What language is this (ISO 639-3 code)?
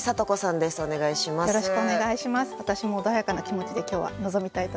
jpn